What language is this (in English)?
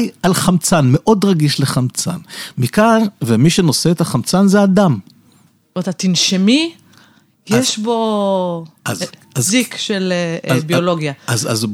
Hebrew